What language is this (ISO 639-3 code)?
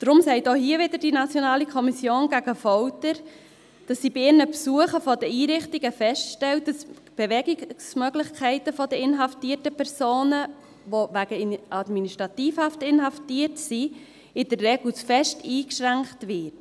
gsw